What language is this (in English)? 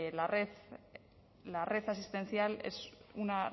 Spanish